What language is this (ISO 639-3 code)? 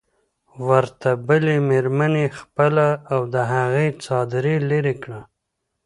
pus